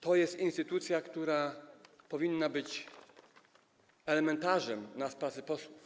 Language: Polish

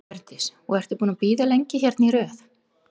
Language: Icelandic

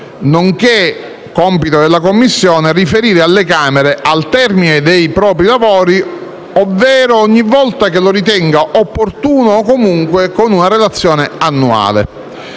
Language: Italian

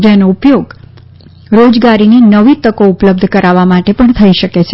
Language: Gujarati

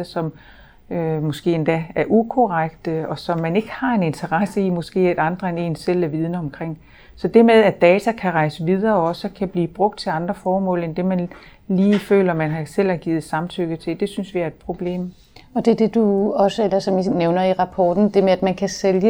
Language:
Danish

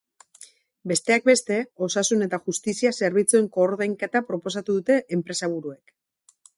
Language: Basque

